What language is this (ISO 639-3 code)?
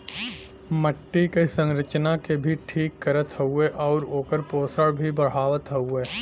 bho